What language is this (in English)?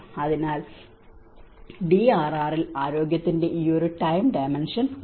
Malayalam